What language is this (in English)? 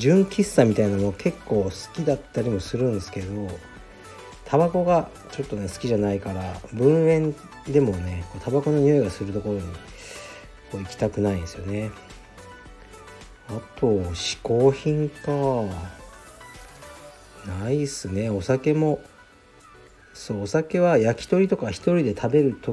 Japanese